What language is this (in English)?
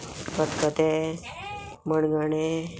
Konkani